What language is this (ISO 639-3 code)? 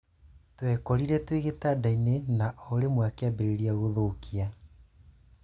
kik